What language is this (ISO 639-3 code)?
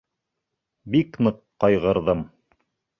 bak